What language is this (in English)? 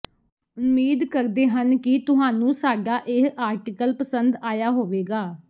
Punjabi